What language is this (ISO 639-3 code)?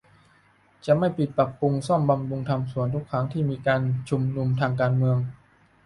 tha